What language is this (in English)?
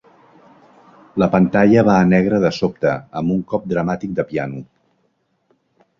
Catalan